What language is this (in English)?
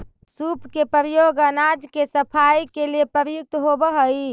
Magahi